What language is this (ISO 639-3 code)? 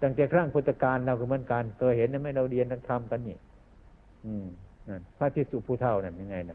tha